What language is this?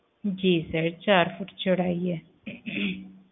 Punjabi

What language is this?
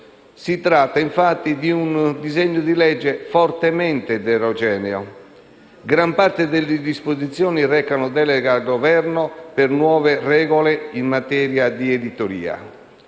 Italian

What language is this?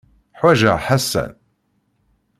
Kabyle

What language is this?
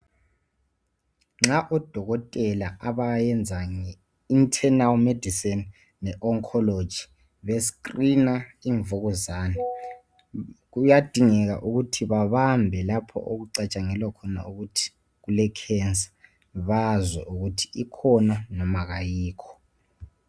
North Ndebele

